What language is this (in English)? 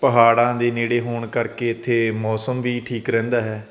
Punjabi